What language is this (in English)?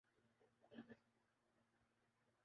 Urdu